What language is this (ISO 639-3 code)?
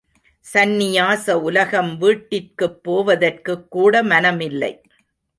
tam